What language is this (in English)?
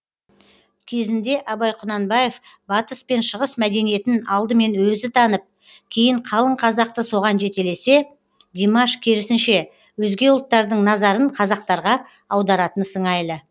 Kazakh